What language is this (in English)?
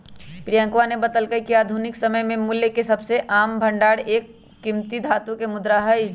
Magahi